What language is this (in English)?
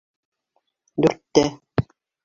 Bashkir